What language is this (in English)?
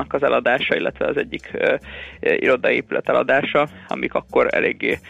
Hungarian